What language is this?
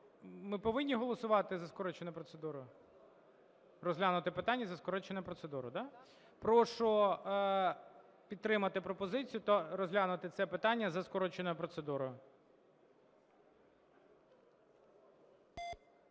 Ukrainian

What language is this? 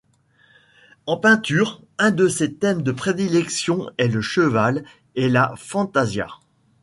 French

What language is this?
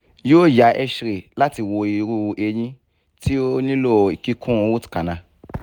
Yoruba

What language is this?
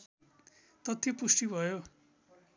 Nepali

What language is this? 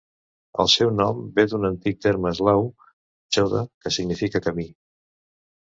Catalan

